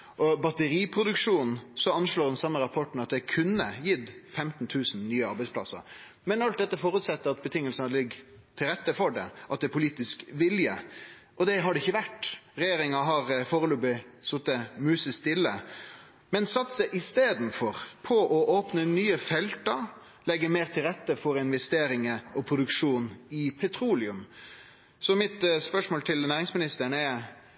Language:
Norwegian Nynorsk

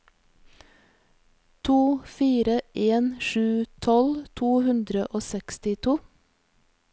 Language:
Norwegian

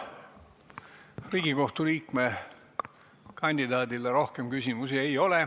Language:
Estonian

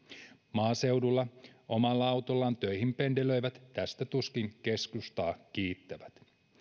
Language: Finnish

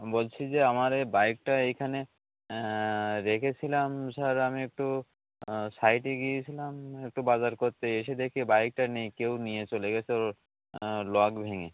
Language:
Bangla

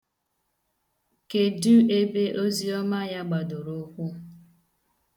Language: Igbo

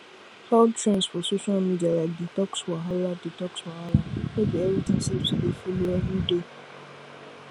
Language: Nigerian Pidgin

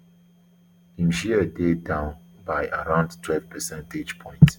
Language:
Nigerian Pidgin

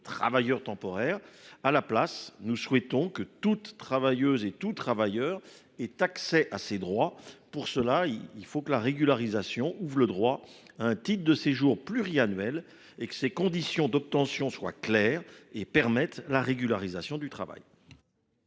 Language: French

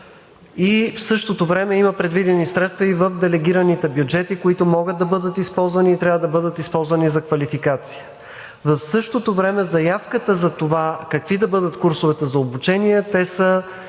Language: Bulgarian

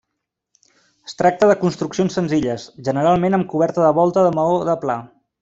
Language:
Catalan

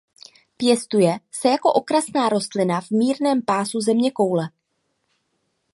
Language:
Czech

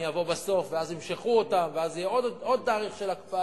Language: Hebrew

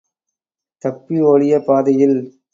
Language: Tamil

